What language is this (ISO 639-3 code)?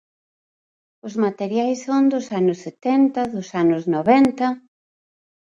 glg